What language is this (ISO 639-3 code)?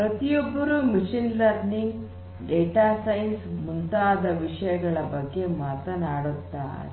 kan